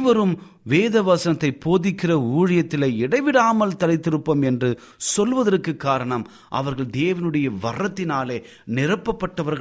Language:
Tamil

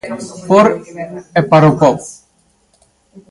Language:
Galician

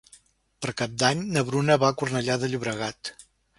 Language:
Catalan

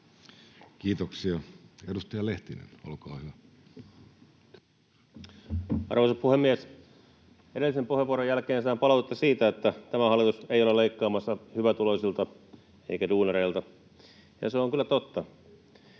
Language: Finnish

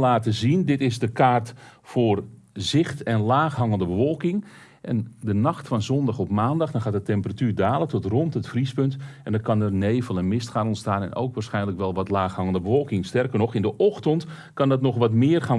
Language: Dutch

